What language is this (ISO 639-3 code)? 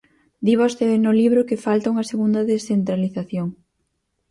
glg